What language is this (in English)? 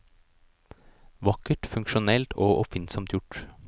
Norwegian